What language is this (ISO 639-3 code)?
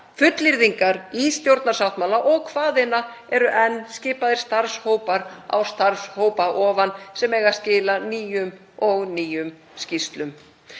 isl